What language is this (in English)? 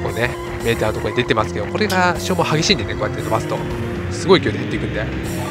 Japanese